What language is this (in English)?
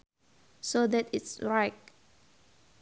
Sundanese